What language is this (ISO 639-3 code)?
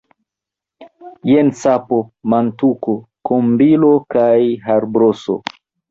epo